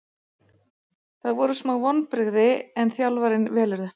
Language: Icelandic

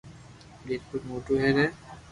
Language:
Loarki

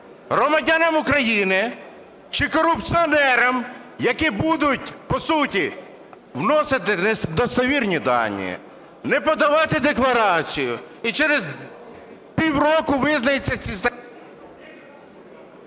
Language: Ukrainian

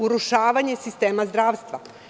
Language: Serbian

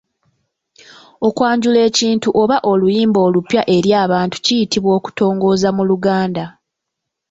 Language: Ganda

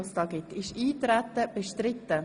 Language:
Swiss German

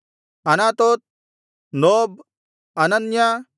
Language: Kannada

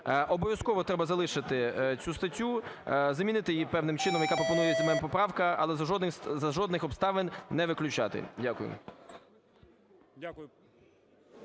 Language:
Ukrainian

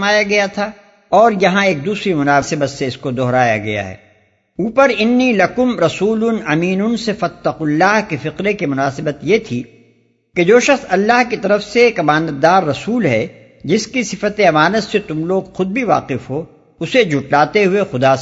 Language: Urdu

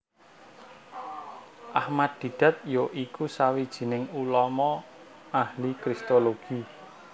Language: Javanese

